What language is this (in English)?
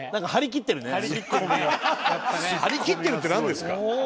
Japanese